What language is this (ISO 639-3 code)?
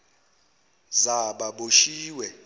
zul